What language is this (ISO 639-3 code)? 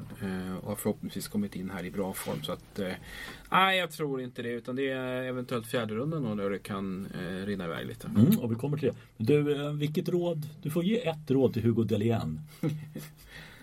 swe